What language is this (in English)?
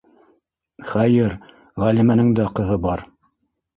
Bashkir